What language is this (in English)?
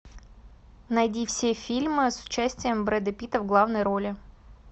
Russian